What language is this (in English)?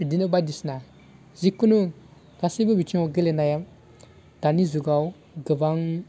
Bodo